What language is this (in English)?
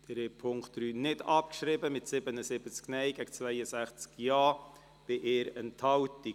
Swiss German